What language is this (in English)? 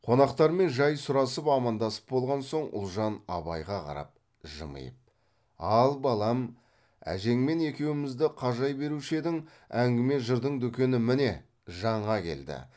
Kazakh